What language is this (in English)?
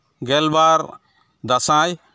Santali